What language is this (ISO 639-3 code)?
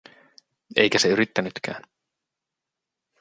fin